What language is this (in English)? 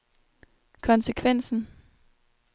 Danish